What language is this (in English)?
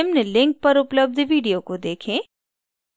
Hindi